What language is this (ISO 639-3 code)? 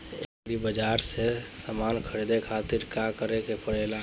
bho